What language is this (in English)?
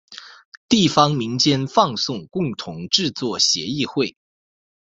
Chinese